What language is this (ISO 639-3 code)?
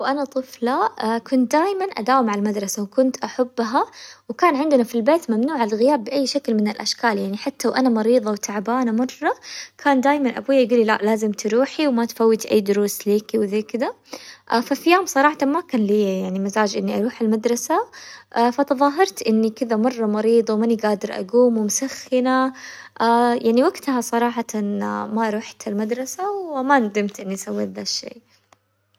acw